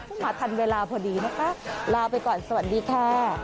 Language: Thai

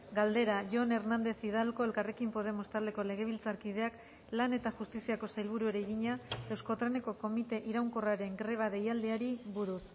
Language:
Basque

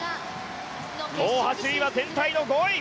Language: Japanese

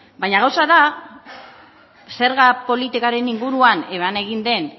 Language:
Basque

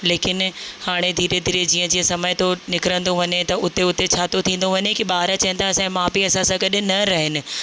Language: Sindhi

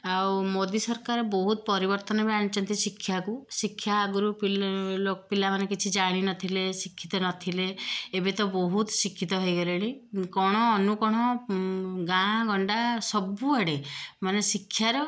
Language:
Odia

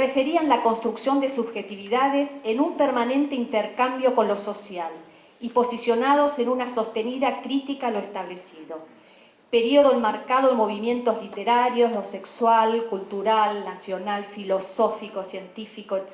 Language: Spanish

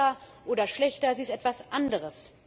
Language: German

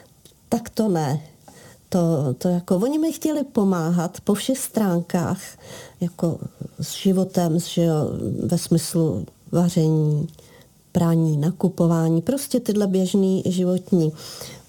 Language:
Czech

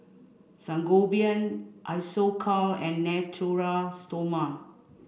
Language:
English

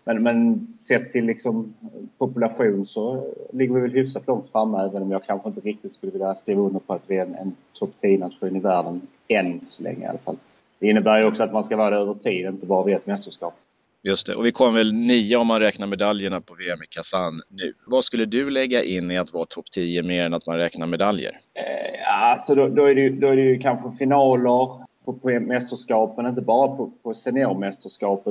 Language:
Swedish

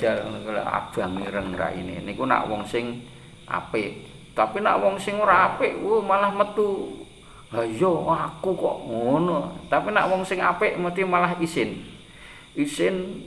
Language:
Indonesian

